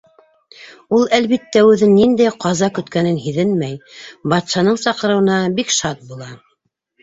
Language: Bashkir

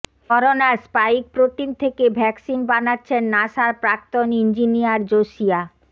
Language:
Bangla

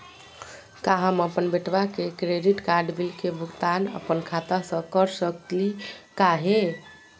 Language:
Magahi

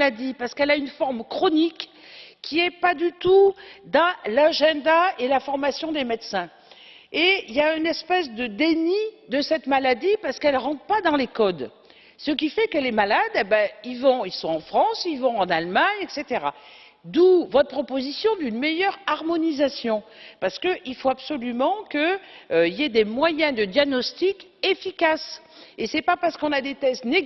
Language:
French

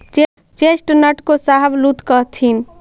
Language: Magahi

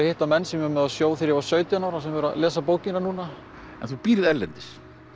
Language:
Icelandic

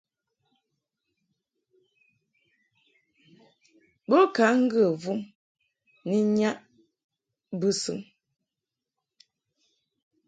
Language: Mungaka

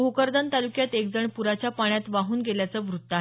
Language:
Marathi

